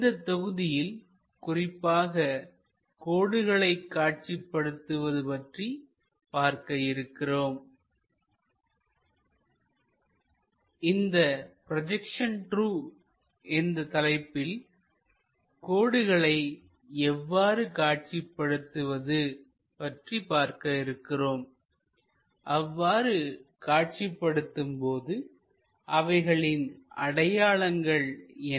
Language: Tamil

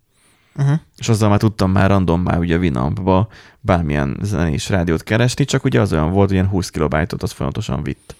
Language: Hungarian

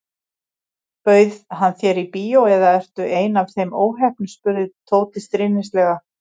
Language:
Icelandic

